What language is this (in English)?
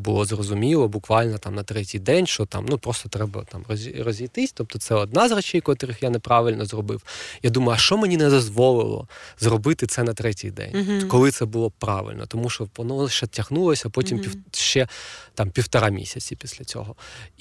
Ukrainian